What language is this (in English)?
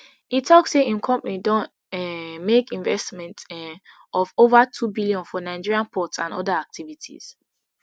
Nigerian Pidgin